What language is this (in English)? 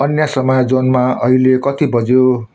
Nepali